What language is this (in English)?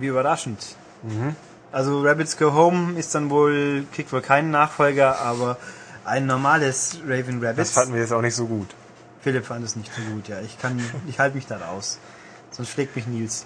German